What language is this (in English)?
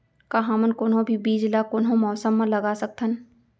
Chhattisgarhi